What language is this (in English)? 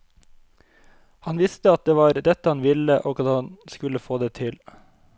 Norwegian